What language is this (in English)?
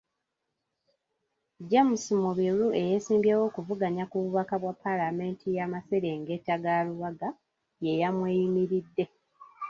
Ganda